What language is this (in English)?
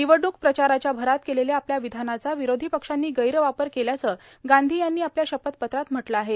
Marathi